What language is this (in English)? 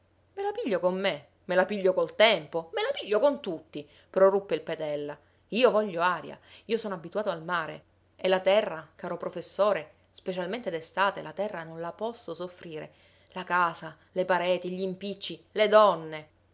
Italian